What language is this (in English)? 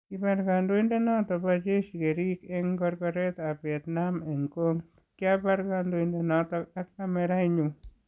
Kalenjin